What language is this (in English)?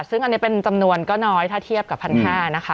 Thai